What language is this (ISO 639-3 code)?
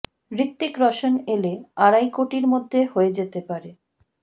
ben